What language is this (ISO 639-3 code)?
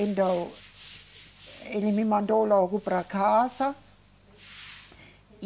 por